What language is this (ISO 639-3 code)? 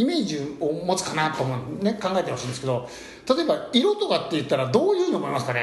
jpn